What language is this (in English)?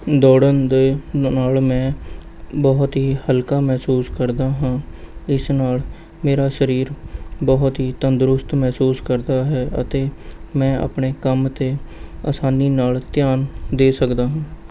Punjabi